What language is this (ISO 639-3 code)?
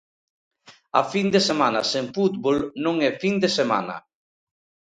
glg